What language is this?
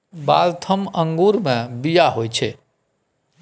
Maithili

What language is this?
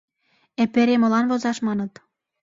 Mari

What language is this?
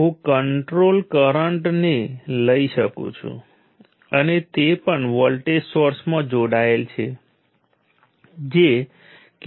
Gujarati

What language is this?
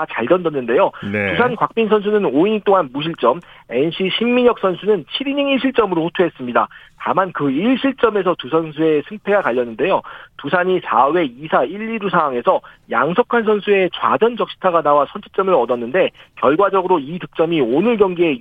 Korean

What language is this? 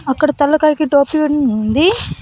Telugu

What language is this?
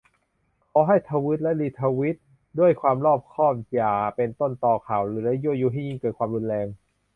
Thai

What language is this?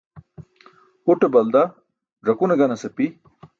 Burushaski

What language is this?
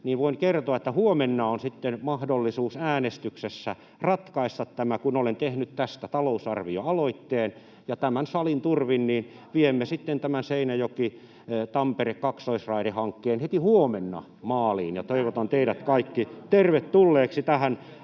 Finnish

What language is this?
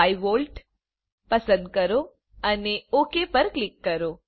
Gujarati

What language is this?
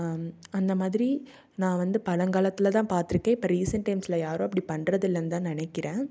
Tamil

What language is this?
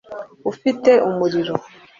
Kinyarwanda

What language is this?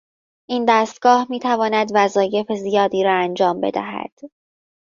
Persian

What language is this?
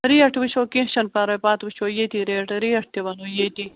Kashmiri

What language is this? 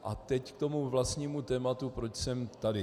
Czech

